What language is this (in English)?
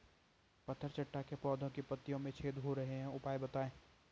Hindi